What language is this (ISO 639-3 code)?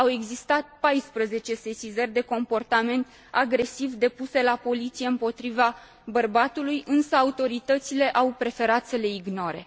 ron